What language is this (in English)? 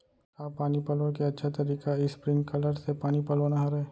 Chhattisgarhi